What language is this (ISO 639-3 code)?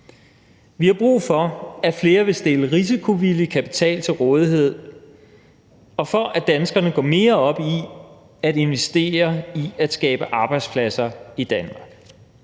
dan